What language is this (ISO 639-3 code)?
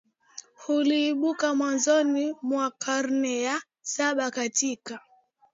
swa